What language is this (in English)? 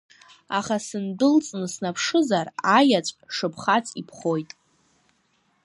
Abkhazian